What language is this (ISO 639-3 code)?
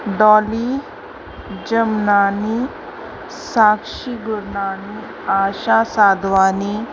snd